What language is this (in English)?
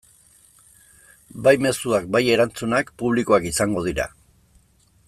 Basque